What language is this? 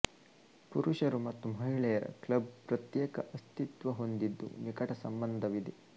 Kannada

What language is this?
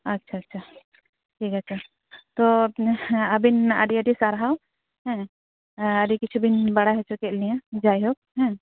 Santali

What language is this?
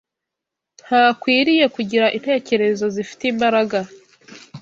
Kinyarwanda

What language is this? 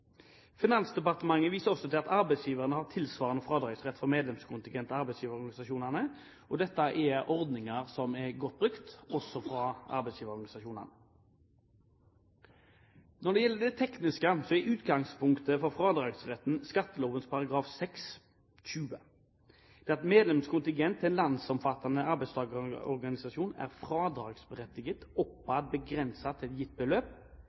Norwegian Bokmål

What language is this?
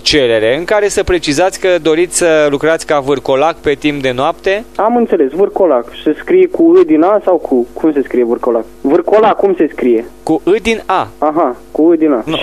Romanian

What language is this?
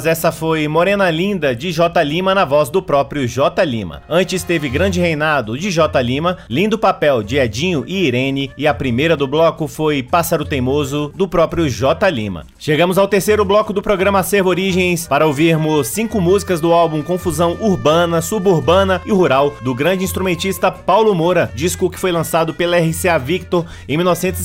Portuguese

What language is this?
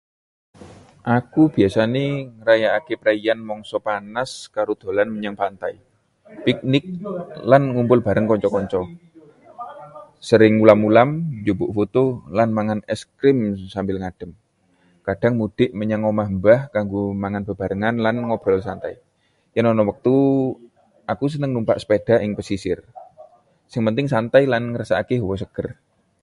Javanese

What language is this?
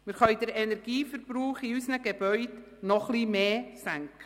Swiss German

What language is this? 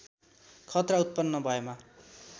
Nepali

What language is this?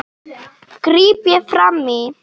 Icelandic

